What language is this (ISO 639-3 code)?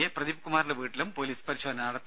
mal